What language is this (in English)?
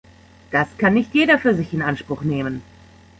German